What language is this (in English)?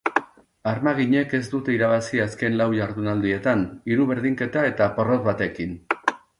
Basque